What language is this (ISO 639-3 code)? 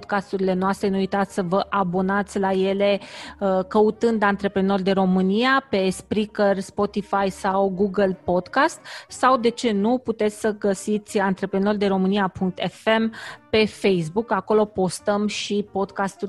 ron